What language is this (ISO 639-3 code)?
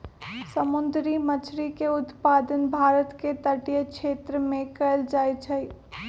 mag